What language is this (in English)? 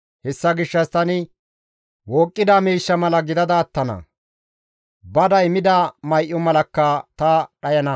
Gamo